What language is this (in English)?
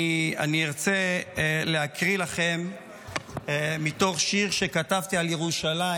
Hebrew